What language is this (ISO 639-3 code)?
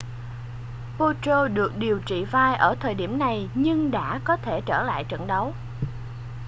vie